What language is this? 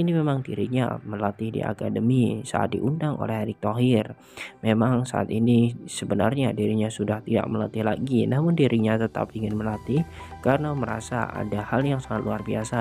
Indonesian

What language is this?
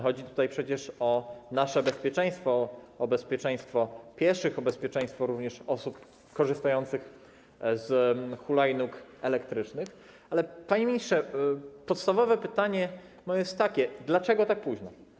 Polish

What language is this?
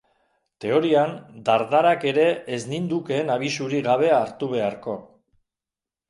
Basque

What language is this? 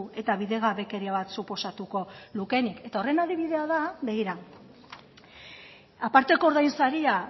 Basque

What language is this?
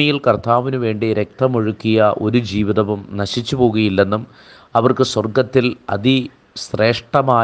Malayalam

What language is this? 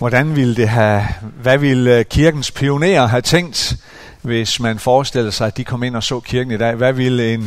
Danish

